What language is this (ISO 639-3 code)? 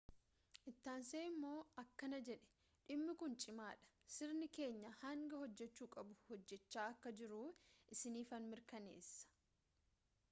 orm